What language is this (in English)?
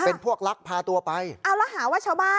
Thai